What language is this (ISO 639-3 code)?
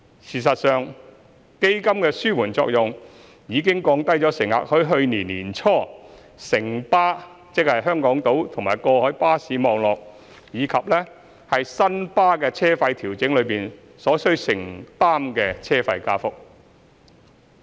yue